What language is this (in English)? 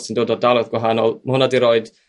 Welsh